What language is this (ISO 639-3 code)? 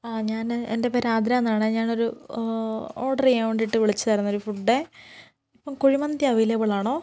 mal